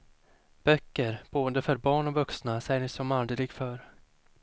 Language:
Swedish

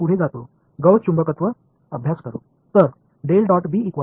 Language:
Tamil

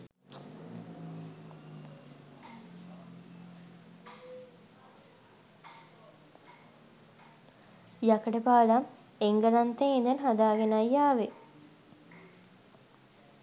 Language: Sinhala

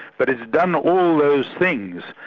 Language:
English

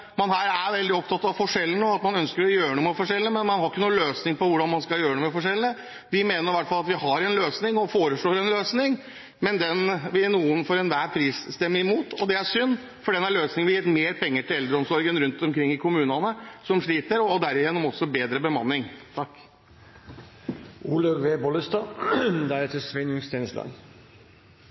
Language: Norwegian Bokmål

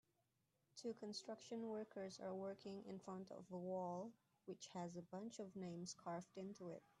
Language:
English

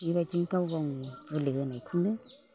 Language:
Bodo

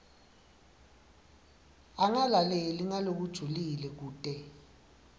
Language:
Swati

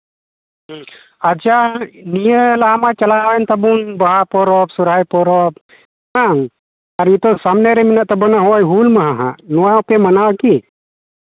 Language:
Santali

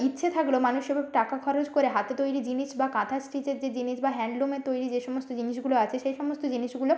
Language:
Bangla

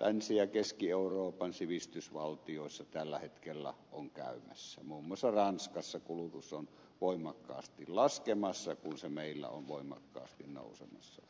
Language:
Finnish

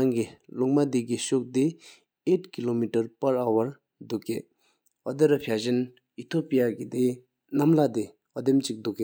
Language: Sikkimese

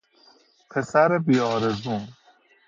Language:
Persian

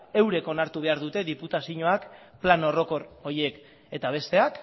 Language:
Basque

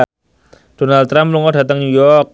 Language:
Javanese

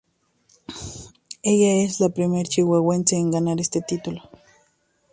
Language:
Spanish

